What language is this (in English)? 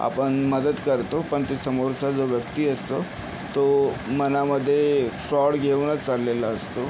Marathi